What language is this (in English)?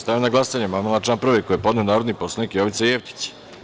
Serbian